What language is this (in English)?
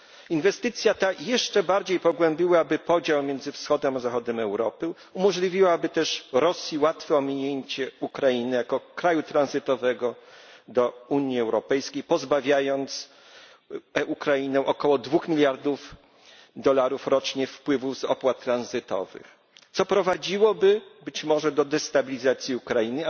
Polish